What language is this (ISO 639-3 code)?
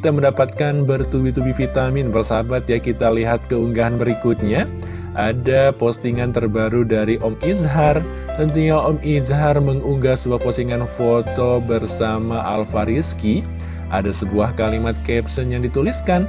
ind